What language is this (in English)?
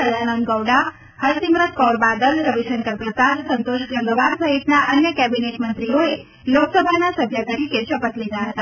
Gujarati